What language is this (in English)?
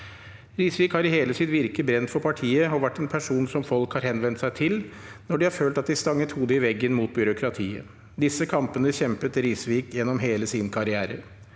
Norwegian